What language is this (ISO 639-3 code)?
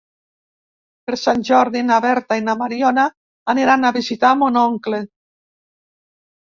cat